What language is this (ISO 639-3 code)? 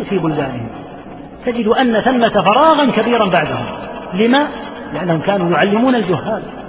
ara